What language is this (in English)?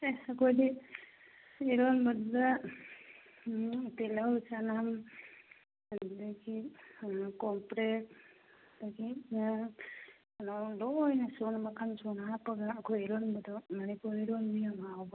Manipuri